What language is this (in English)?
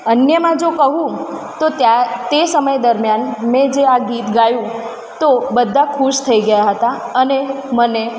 Gujarati